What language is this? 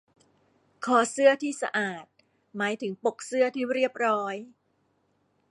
Thai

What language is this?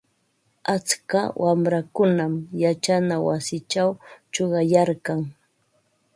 Ambo-Pasco Quechua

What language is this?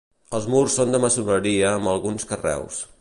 Catalan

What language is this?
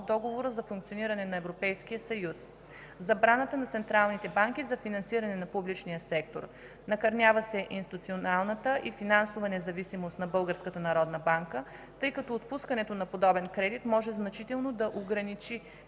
Bulgarian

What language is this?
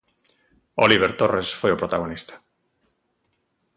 Galician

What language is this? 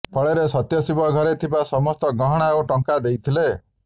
Odia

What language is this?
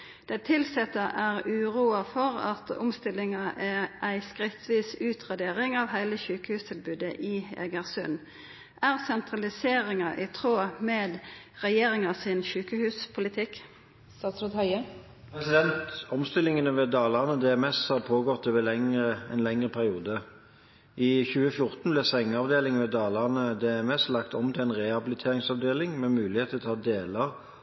Norwegian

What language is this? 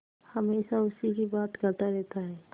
Hindi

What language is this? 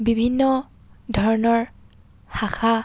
Assamese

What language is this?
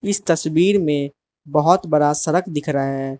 Hindi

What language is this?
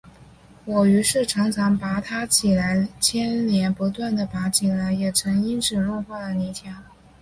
Chinese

